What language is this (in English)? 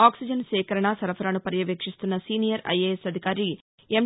Telugu